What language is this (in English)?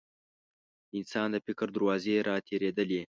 Pashto